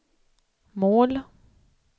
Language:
Swedish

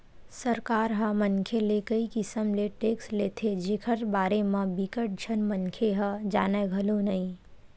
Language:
Chhattisgarhi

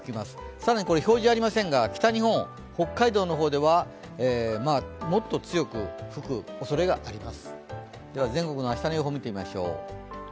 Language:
Japanese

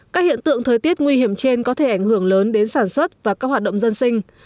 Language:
Vietnamese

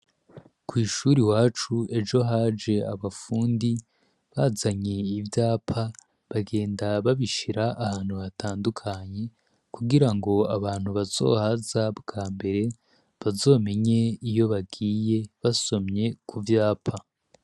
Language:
Rundi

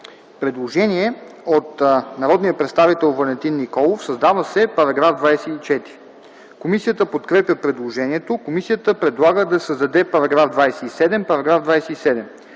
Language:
Bulgarian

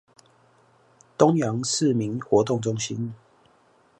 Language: Chinese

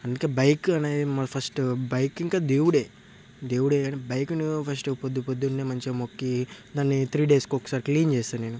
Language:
Telugu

